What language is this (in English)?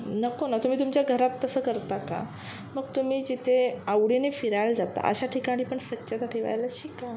Marathi